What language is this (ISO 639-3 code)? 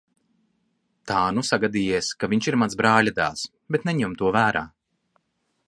lav